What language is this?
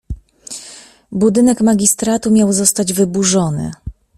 Polish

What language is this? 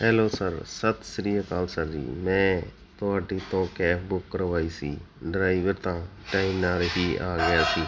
Punjabi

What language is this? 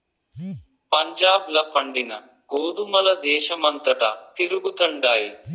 Telugu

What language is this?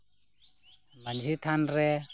Santali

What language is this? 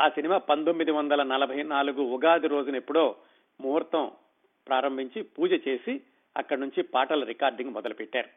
Telugu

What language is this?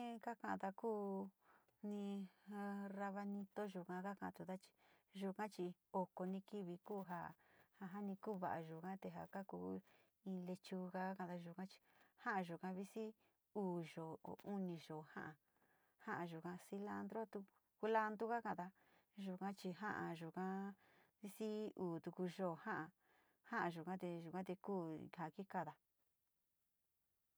Sinicahua Mixtec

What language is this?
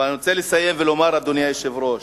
Hebrew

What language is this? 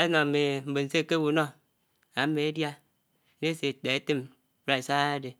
Anaang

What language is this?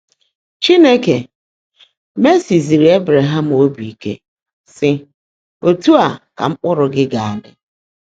Igbo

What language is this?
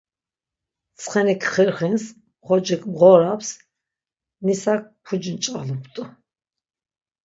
Laz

